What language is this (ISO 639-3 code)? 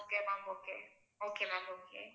tam